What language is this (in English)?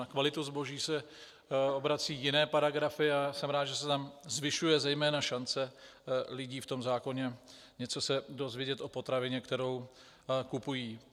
Czech